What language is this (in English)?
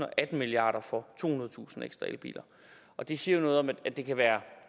Danish